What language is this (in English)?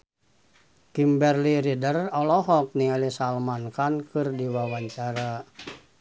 Sundanese